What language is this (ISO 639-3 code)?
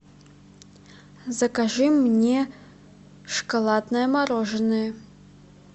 rus